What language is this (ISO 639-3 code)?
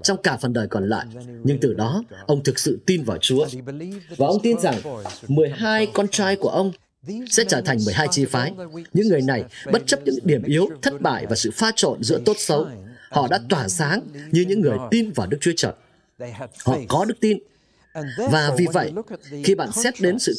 vie